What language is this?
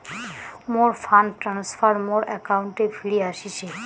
Bangla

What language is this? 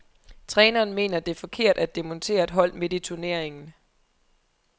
Danish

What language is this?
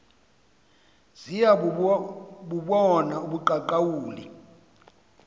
Xhosa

